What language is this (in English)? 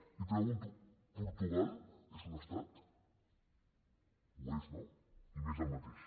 Catalan